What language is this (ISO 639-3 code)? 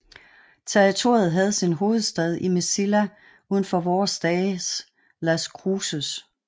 dan